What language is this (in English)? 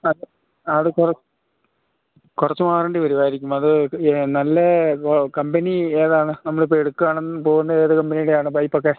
Malayalam